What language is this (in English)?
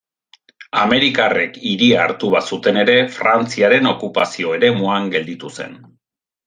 Basque